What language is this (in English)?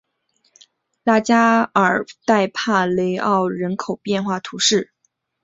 Chinese